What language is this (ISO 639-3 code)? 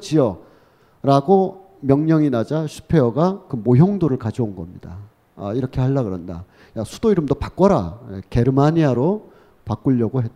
kor